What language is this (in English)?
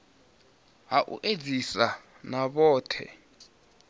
Venda